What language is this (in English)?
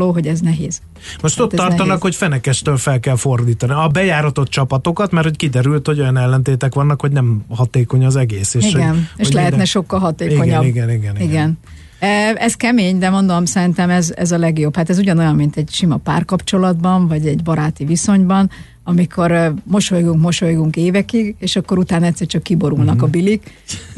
Hungarian